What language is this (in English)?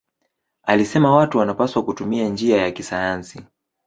Swahili